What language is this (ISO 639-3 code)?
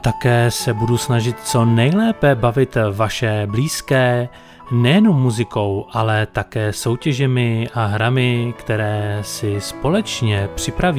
ces